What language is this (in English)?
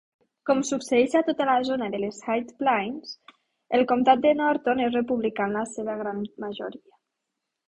Catalan